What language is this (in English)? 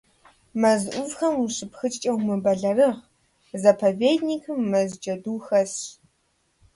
Kabardian